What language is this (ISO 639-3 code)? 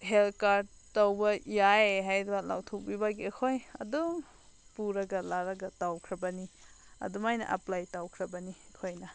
mni